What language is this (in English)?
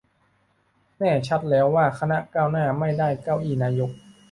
Thai